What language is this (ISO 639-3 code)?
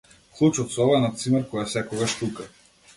mkd